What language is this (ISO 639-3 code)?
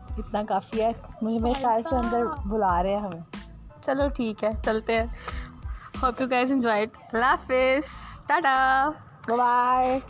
urd